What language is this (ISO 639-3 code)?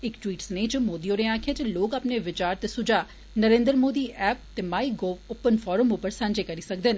doi